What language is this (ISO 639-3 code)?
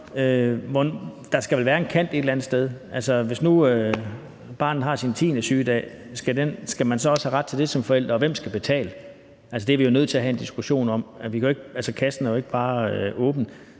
dan